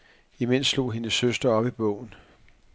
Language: Danish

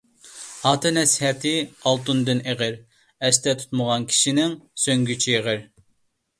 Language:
Uyghur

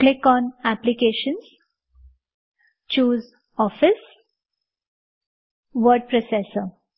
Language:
Gujarati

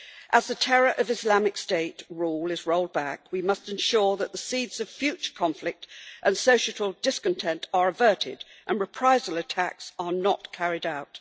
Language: English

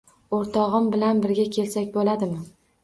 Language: Uzbek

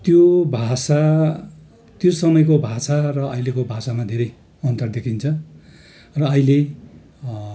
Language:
Nepali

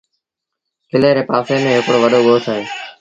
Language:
Sindhi Bhil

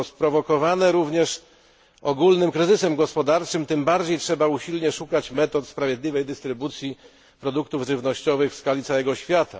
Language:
Polish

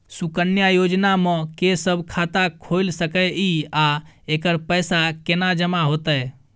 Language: Maithili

